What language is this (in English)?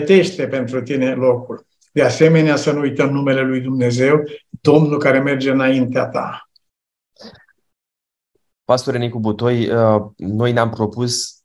Romanian